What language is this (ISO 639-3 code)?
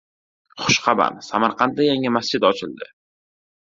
uzb